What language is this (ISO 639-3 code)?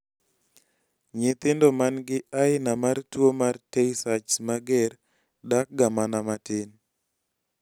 luo